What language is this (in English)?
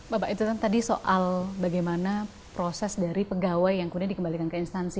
Indonesian